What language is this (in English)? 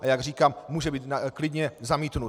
Czech